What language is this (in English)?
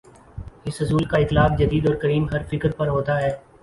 Urdu